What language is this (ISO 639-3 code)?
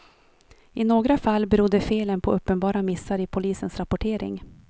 swe